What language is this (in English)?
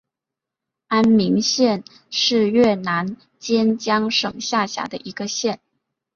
Chinese